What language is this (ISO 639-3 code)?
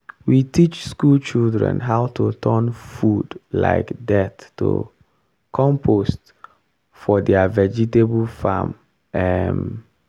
pcm